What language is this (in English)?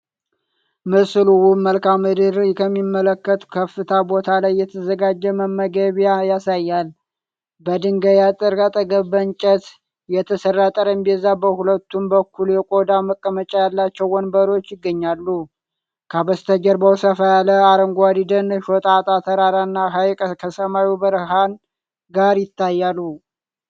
Amharic